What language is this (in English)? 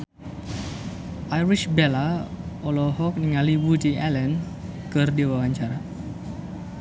Sundanese